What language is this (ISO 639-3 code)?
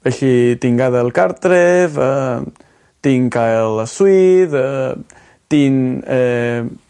cym